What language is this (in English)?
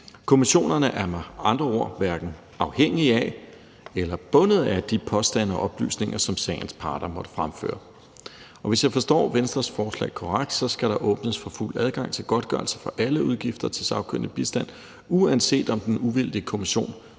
Danish